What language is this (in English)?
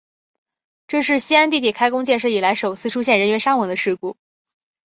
Chinese